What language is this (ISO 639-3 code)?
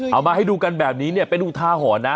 tha